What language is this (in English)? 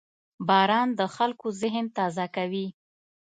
Pashto